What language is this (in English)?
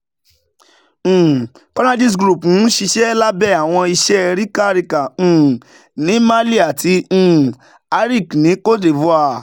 Yoruba